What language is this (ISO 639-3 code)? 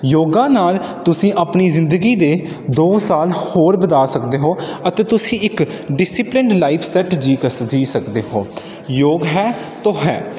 pan